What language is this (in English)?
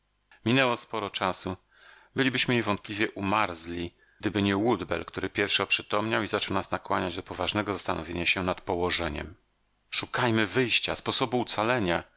Polish